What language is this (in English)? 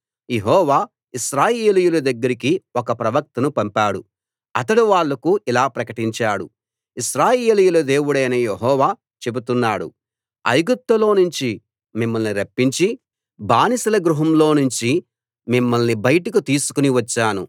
Telugu